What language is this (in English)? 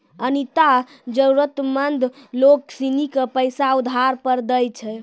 Maithili